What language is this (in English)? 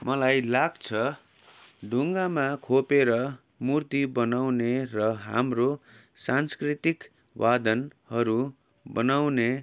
Nepali